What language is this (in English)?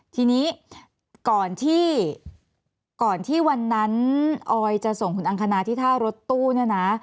Thai